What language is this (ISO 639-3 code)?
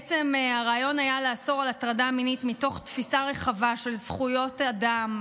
heb